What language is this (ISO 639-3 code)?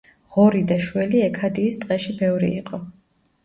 kat